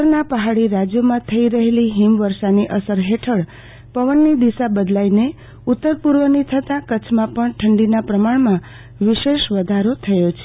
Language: Gujarati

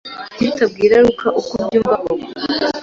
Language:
Kinyarwanda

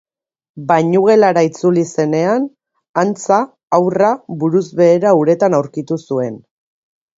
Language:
Basque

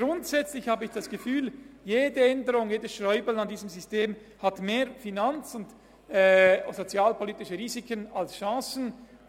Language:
Swiss German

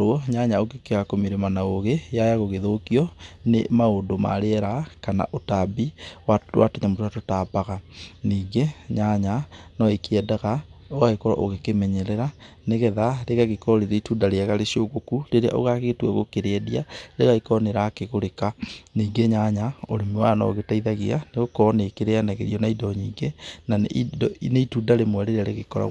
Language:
Kikuyu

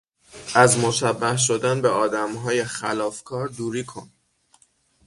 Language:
Persian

